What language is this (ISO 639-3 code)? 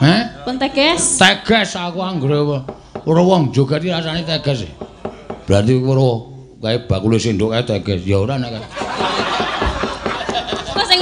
ind